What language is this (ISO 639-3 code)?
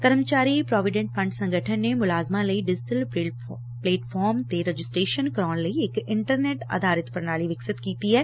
pan